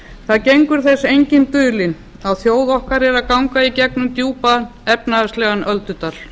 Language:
Icelandic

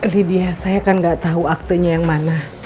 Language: Indonesian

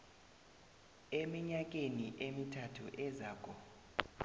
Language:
South Ndebele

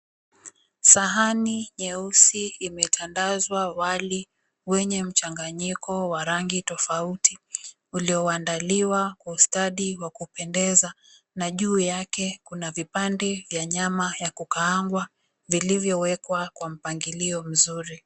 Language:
Swahili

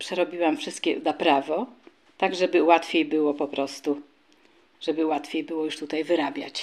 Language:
Polish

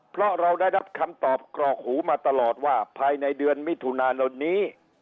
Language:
Thai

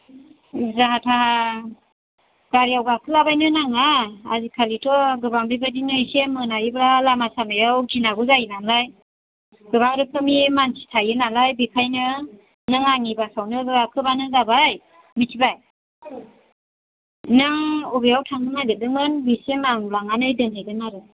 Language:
Bodo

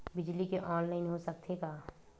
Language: Chhattisgarhi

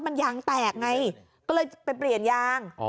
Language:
Thai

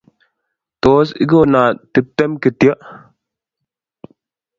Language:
Kalenjin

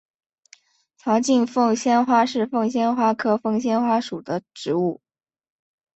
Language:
Chinese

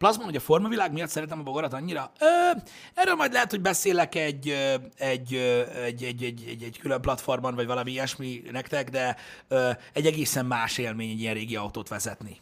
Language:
Hungarian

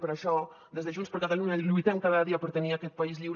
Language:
Catalan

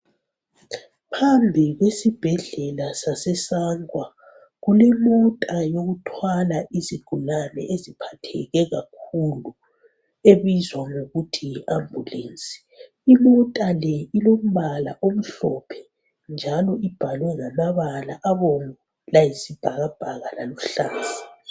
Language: North Ndebele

